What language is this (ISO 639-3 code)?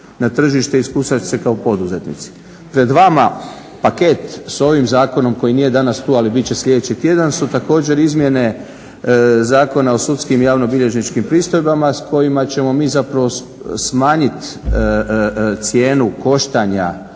hrv